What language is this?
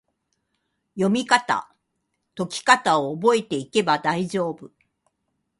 Japanese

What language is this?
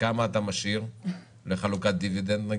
Hebrew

